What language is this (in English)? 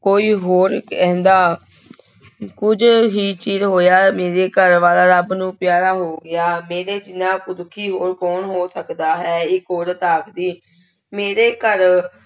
Punjabi